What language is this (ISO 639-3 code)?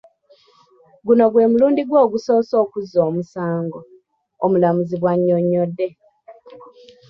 lug